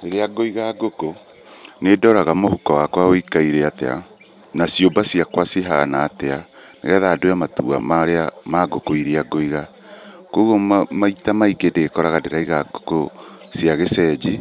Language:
Kikuyu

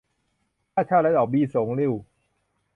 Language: Thai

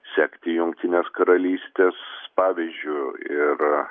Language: Lithuanian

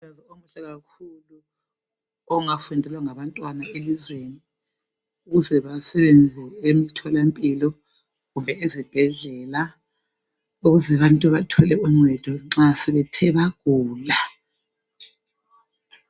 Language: North Ndebele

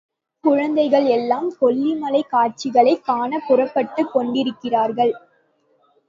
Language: Tamil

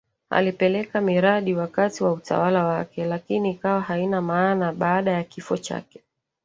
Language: Swahili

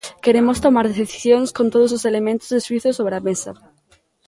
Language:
Galician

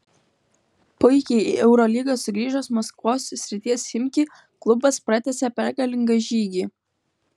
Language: Lithuanian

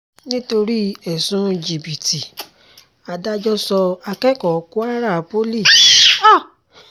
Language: Yoruba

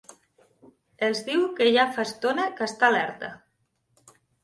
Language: Catalan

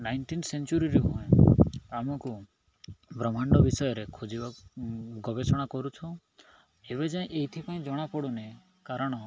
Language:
Odia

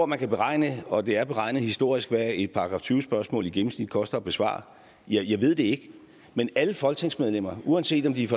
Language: Danish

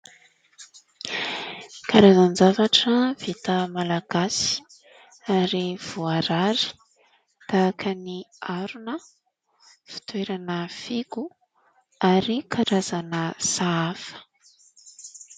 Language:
Malagasy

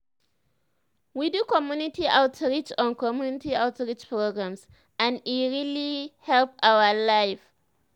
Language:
Nigerian Pidgin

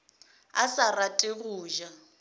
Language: Northern Sotho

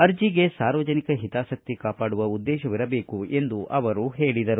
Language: Kannada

